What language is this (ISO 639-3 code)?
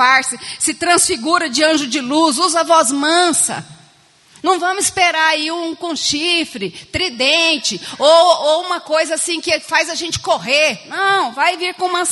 por